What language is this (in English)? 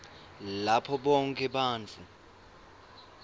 Swati